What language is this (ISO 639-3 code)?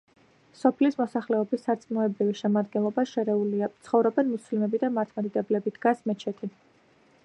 kat